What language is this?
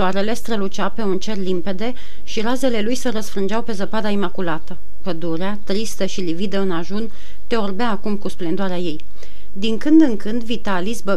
Romanian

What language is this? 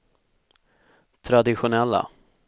Swedish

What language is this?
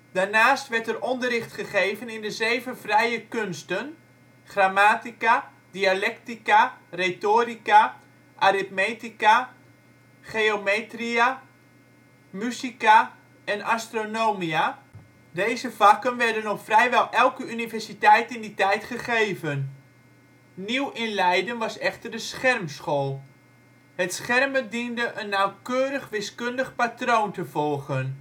Dutch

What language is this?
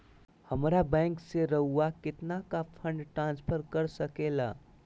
Magahi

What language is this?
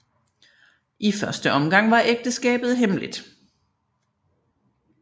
Danish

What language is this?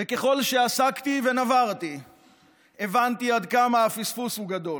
Hebrew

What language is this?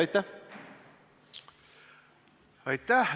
Estonian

